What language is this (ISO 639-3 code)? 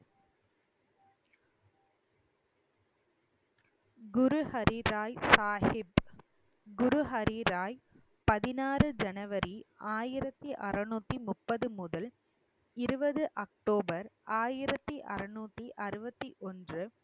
tam